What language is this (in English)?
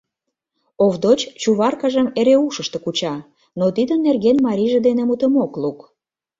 Mari